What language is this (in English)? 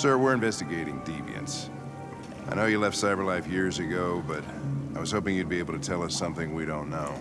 English